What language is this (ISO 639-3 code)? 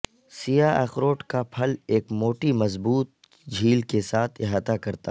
urd